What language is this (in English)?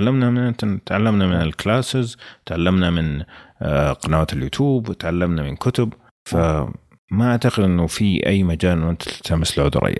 Arabic